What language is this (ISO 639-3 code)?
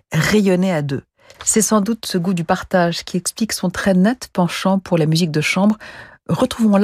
fra